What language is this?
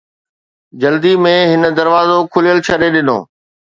Sindhi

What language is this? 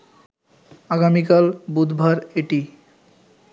Bangla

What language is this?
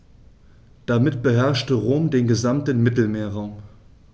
German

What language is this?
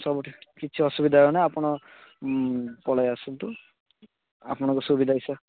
Odia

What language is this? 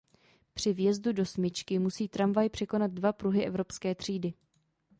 Czech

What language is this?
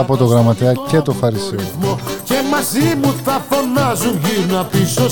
Greek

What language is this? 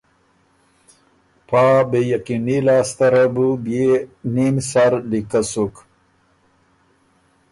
Ormuri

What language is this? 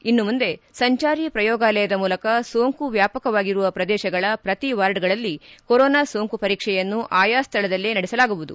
Kannada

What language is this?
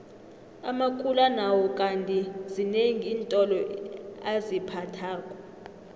South Ndebele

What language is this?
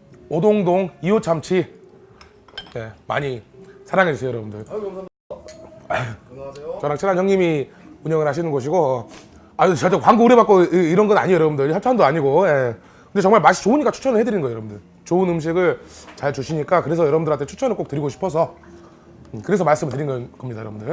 Korean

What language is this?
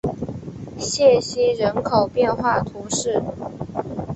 Chinese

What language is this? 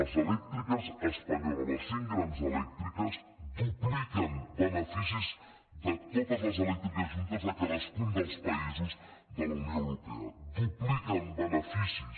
Catalan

